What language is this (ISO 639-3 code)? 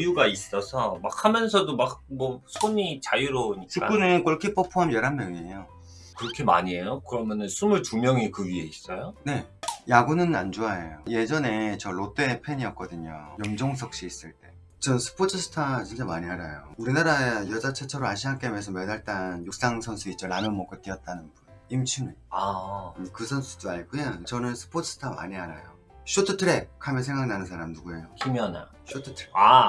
kor